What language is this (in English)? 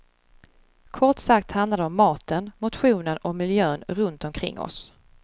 Swedish